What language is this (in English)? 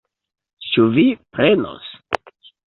Esperanto